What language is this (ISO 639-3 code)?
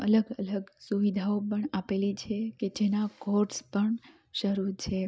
guj